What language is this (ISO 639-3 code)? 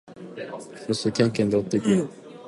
jpn